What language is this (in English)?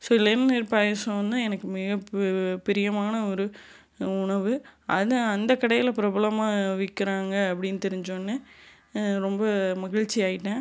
Tamil